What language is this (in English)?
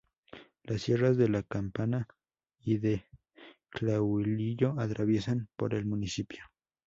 Spanish